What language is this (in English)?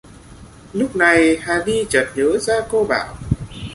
Vietnamese